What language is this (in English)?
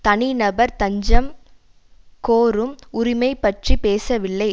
Tamil